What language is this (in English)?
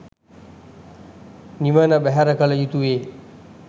Sinhala